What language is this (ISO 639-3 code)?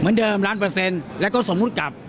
tha